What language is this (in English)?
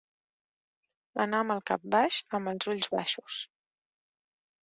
Catalan